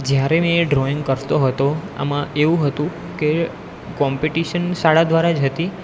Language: Gujarati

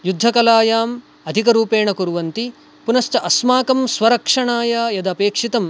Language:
Sanskrit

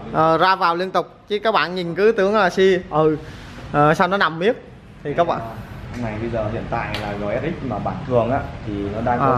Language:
Vietnamese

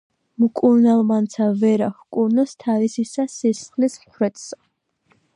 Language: Georgian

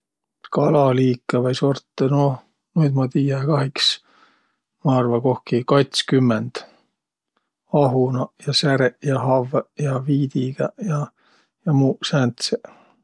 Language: Võro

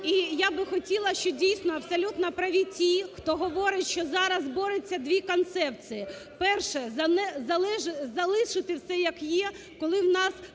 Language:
Ukrainian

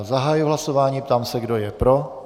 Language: Czech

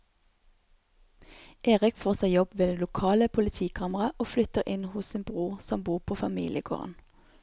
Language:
Norwegian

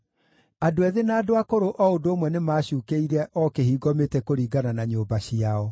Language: Kikuyu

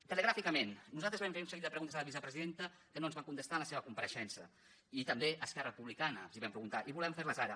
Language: Catalan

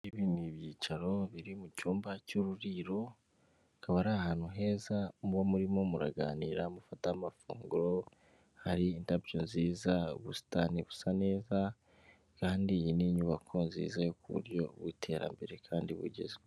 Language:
Kinyarwanda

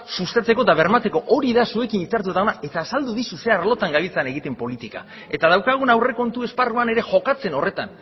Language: Basque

